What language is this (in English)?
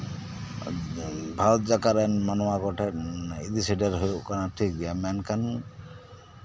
Santali